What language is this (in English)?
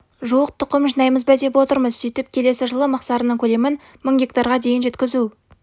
Kazakh